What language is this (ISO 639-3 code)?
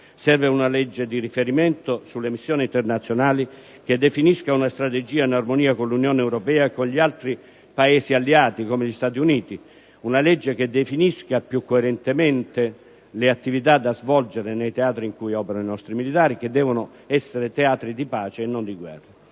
ita